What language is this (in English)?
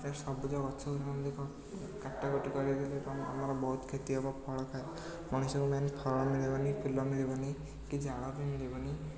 Odia